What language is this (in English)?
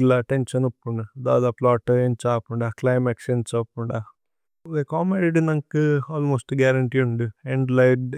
Tulu